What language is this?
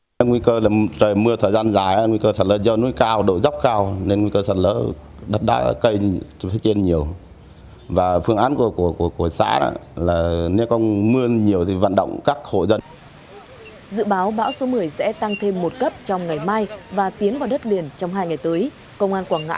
Vietnamese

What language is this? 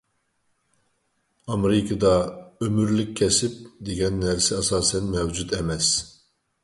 Uyghur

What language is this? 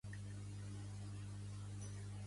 Catalan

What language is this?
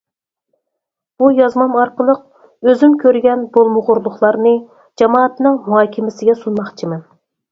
Uyghur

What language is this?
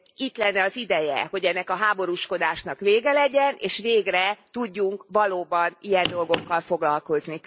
Hungarian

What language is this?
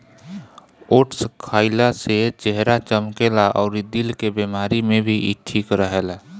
Bhojpuri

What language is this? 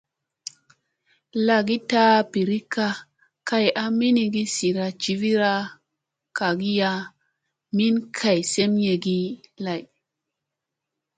Musey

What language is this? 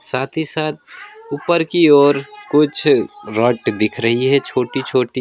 Hindi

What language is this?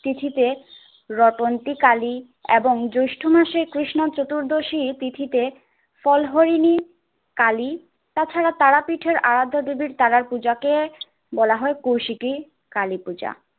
Bangla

